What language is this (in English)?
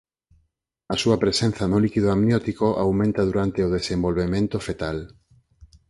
Galician